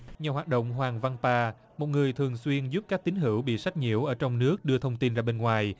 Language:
Vietnamese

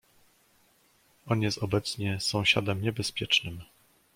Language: Polish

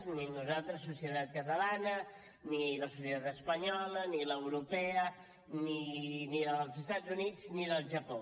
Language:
Catalan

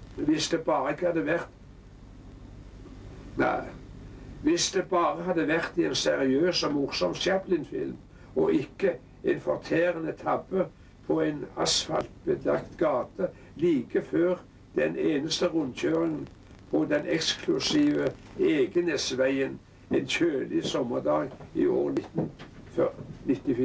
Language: Norwegian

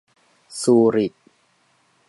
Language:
Thai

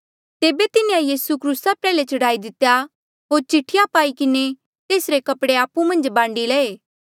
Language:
Mandeali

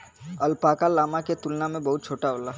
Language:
Bhojpuri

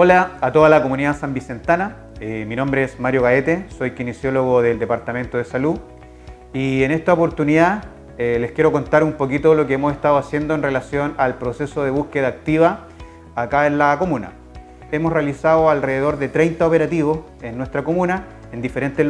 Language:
Spanish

